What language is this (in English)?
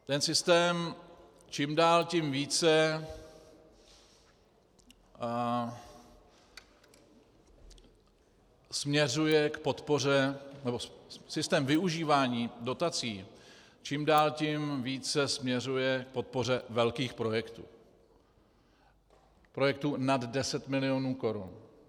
Czech